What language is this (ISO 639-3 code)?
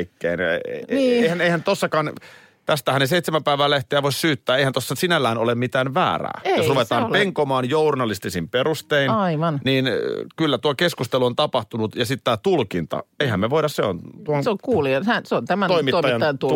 fin